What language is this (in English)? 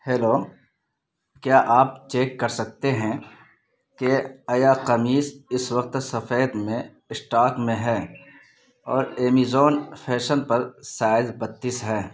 Urdu